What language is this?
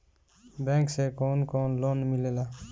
Bhojpuri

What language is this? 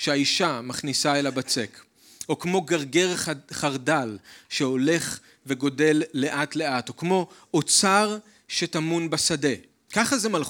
Hebrew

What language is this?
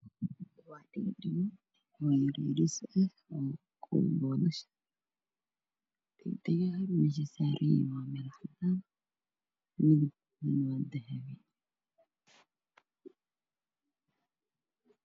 Somali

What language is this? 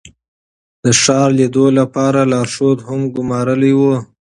Pashto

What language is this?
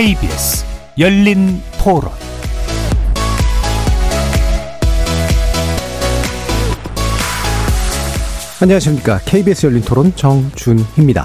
Korean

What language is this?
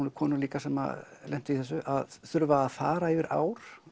Icelandic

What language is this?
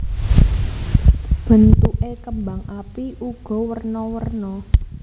Javanese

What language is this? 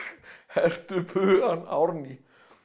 Icelandic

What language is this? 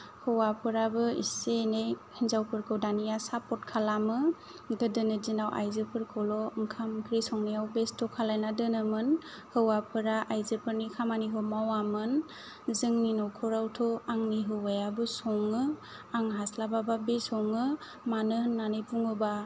Bodo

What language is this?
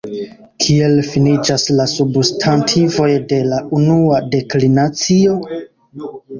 Esperanto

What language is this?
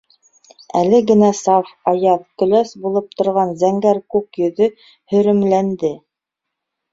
Bashkir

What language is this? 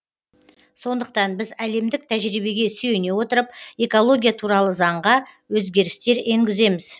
Kazakh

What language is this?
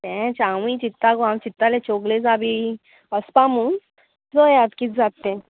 Konkani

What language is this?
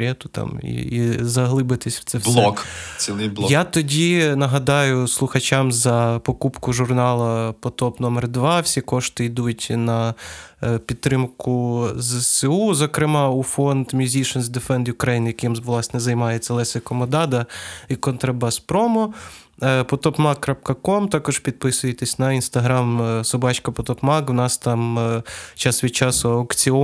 Ukrainian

